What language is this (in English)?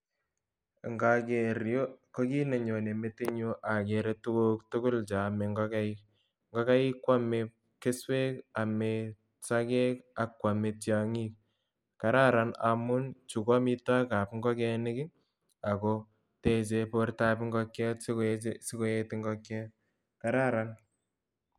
Kalenjin